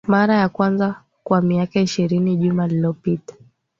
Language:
Swahili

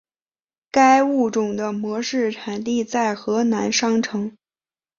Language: Chinese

